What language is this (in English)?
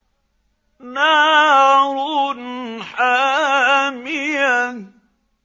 Arabic